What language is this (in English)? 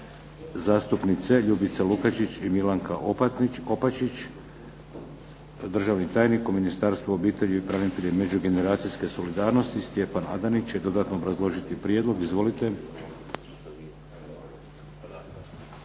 Croatian